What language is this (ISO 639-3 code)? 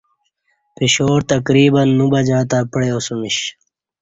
bsh